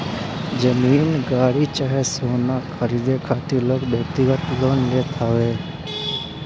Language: Bhojpuri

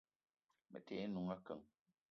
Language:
Eton (Cameroon)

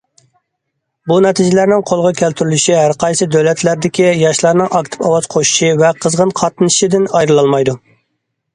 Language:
Uyghur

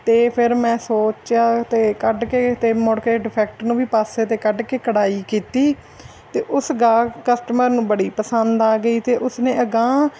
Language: Punjabi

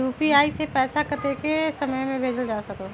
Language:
Magahi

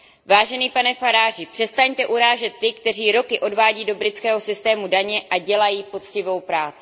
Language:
Czech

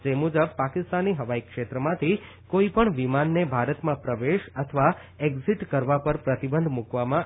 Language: Gujarati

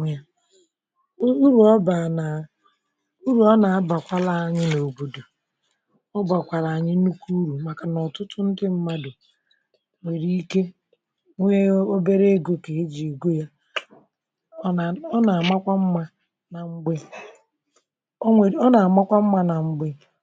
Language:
Igbo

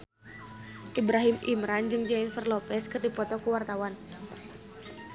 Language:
Sundanese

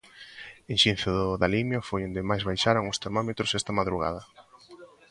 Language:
Galician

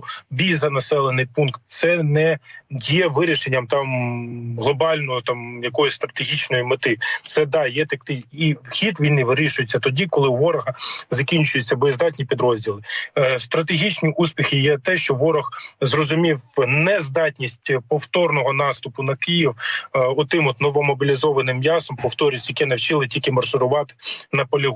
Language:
Ukrainian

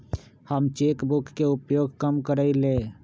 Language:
Magahi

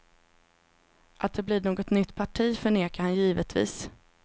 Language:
Swedish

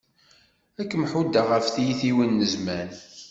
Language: Kabyle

